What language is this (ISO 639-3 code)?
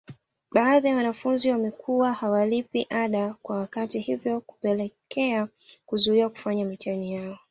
swa